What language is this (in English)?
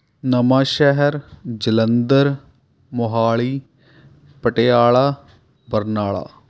Punjabi